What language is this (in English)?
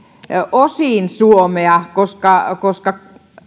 Finnish